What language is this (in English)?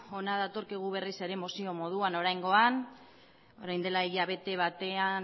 Basque